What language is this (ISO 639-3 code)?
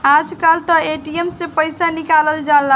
bho